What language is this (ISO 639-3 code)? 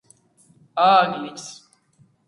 kat